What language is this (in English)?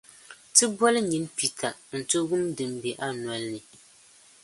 Dagbani